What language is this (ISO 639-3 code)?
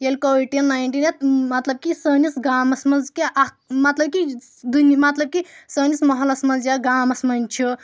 kas